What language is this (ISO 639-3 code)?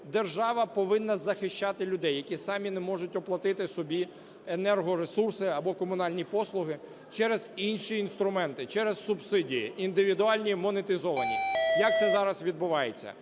ukr